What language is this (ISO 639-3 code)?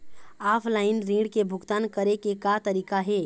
hne